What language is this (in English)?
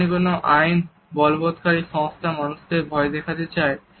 Bangla